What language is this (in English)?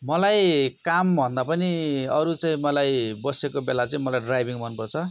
Nepali